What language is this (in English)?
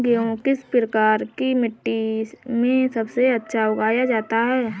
Hindi